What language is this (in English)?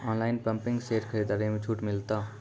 Maithili